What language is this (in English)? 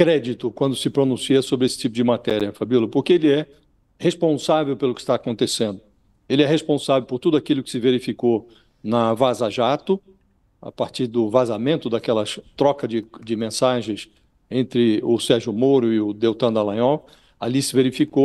Portuguese